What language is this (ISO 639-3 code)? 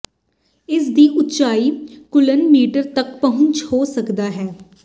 pan